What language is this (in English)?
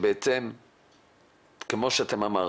Hebrew